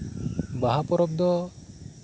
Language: Santali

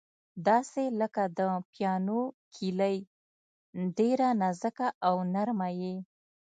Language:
Pashto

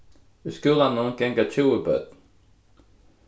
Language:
Faroese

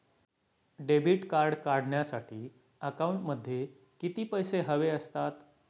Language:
Marathi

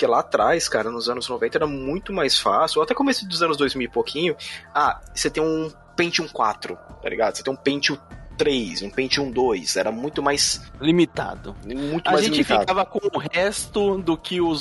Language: Portuguese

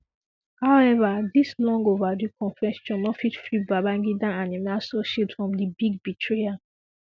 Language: Nigerian Pidgin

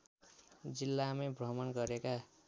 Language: Nepali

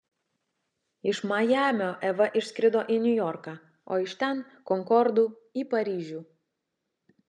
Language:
Lithuanian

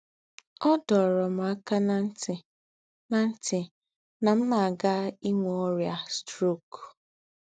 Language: Igbo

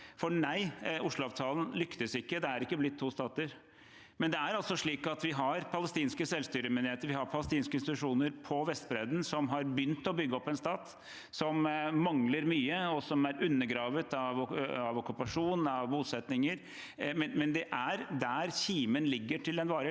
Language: Norwegian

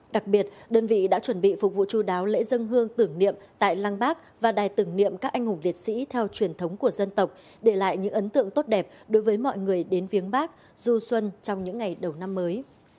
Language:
Vietnamese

